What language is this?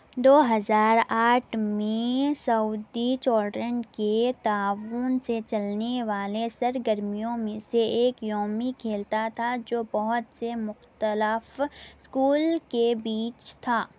Urdu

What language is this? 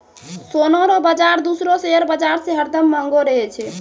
Maithili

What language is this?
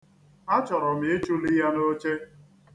Igbo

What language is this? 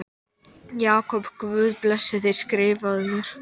Icelandic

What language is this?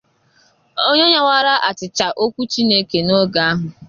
Igbo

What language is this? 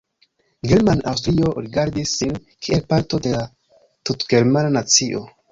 Esperanto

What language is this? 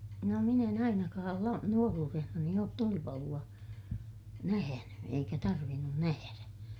Finnish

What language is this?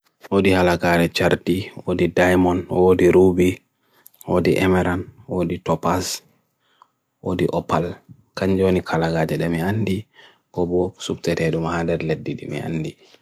Bagirmi Fulfulde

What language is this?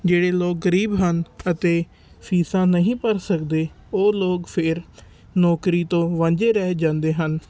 Punjabi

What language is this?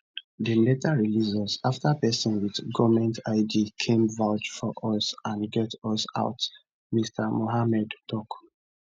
Nigerian Pidgin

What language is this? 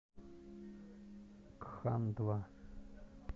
Russian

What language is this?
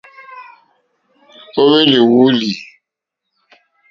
Mokpwe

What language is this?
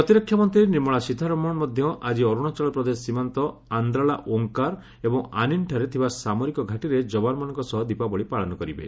Odia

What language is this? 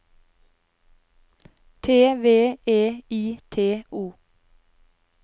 Norwegian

